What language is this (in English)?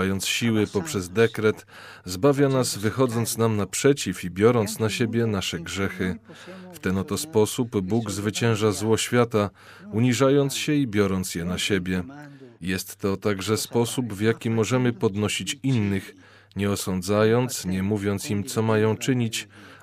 Polish